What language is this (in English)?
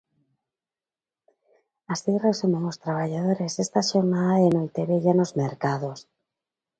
Galician